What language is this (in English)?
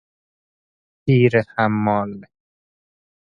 Persian